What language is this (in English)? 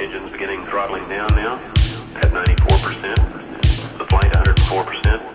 English